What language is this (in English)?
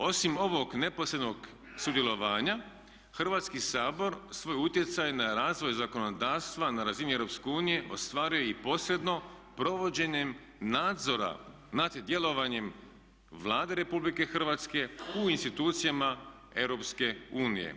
Croatian